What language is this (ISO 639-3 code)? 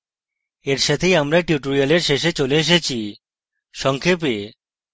ben